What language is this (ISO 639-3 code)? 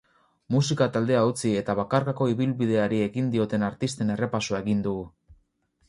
eus